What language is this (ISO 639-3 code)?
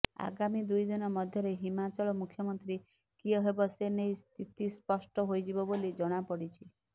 ori